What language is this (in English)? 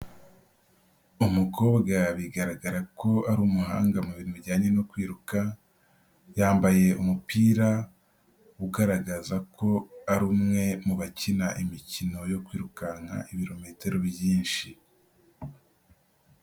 Kinyarwanda